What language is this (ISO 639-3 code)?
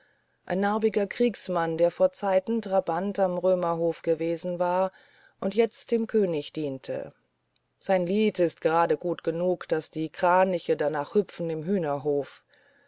deu